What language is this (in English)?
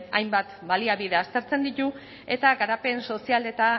Basque